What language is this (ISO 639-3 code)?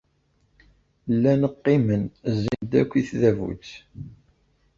kab